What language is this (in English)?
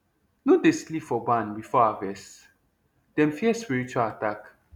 Nigerian Pidgin